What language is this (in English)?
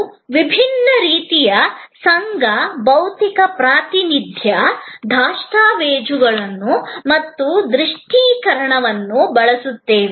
Kannada